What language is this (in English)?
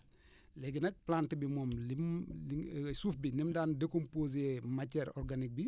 Wolof